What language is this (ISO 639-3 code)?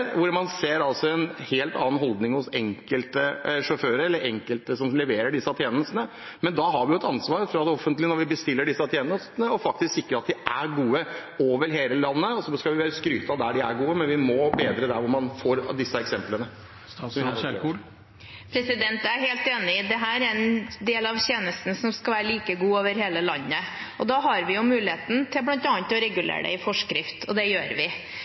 nob